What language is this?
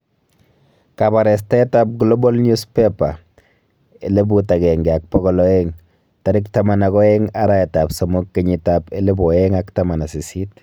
Kalenjin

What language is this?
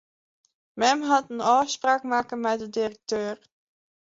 Western Frisian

